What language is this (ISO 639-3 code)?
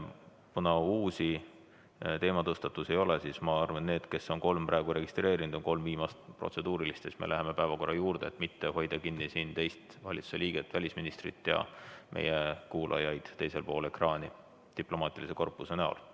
est